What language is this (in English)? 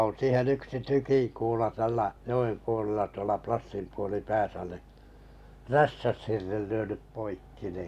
Finnish